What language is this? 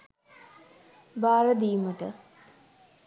Sinhala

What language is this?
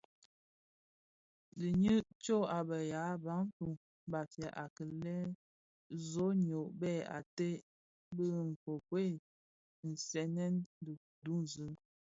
Bafia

